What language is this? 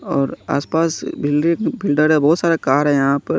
Hindi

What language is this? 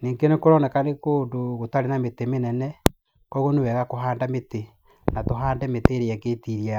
Kikuyu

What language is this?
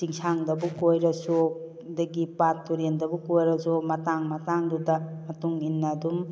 Manipuri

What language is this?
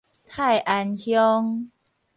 Min Nan Chinese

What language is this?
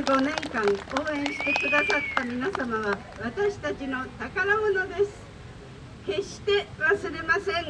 Japanese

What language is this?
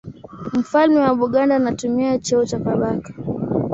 Swahili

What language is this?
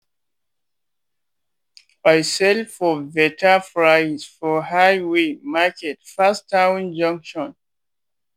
Nigerian Pidgin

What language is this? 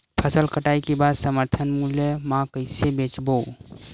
Chhattisgarhi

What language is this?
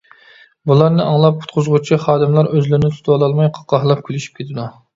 Uyghur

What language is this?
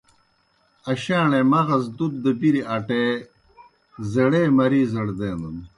Kohistani Shina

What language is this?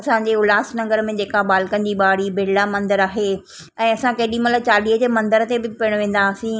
Sindhi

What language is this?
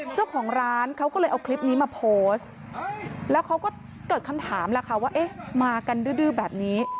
Thai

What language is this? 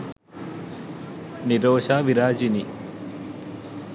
Sinhala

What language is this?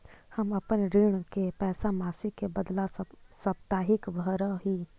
Magahi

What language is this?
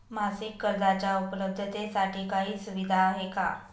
Marathi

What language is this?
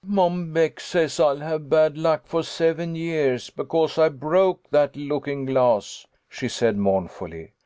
English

